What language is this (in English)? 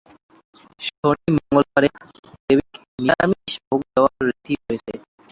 Bangla